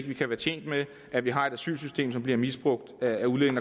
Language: Danish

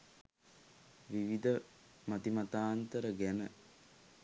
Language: Sinhala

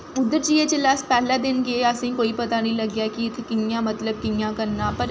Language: Dogri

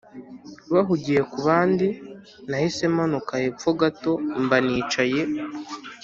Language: Kinyarwanda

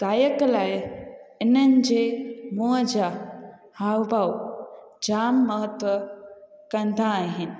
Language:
Sindhi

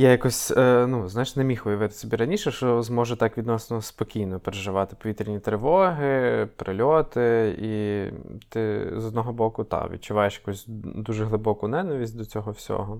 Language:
Ukrainian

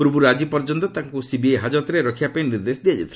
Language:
Odia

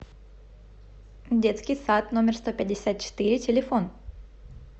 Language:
Russian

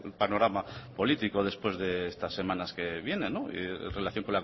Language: Spanish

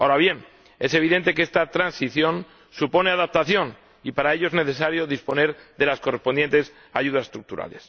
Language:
Spanish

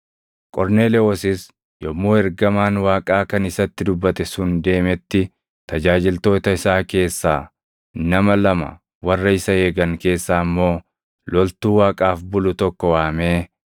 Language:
Oromo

